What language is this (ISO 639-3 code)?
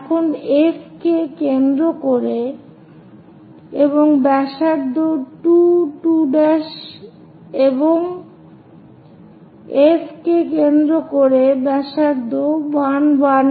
ben